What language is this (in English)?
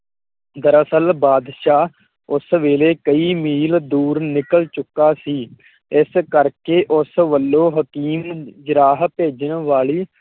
Punjabi